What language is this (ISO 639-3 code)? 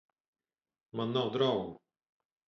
lav